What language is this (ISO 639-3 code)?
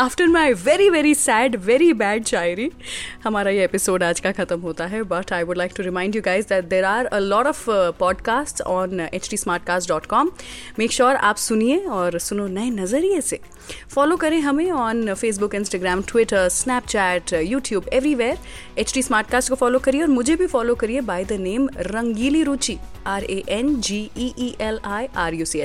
hin